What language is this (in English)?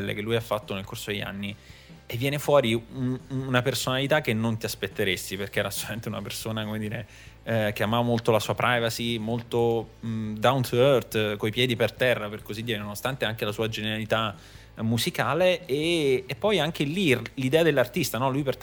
Italian